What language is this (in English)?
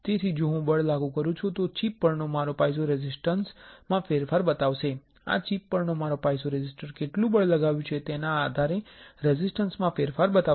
Gujarati